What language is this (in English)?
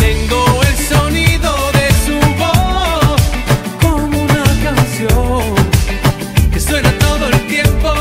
Romanian